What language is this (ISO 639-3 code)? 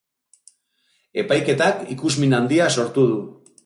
eus